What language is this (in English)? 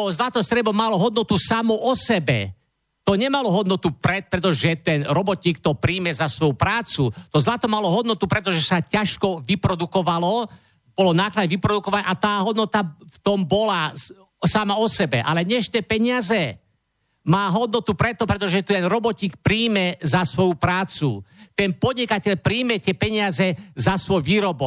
Slovak